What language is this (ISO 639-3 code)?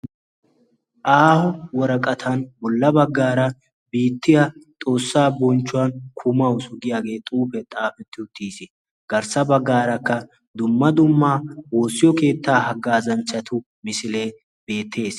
wal